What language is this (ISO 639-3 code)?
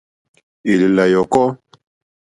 bri